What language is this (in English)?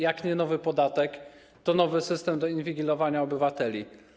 Polish